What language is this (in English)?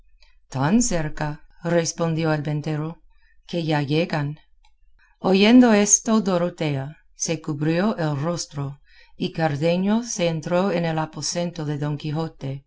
Spanish